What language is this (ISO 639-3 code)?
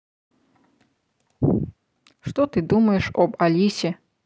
rus